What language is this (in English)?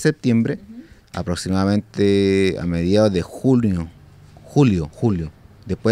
Spanish